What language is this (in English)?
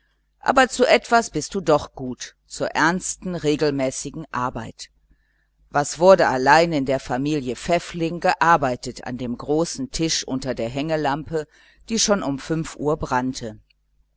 German